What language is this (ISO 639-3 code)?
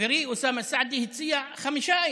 heb